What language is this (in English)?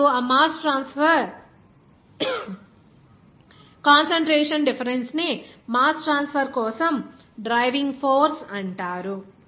Telugu